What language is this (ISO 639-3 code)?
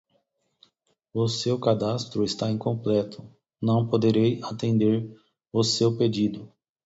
por